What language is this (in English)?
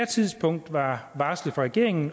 Danish